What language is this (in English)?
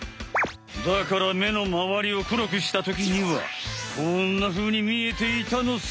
Japanese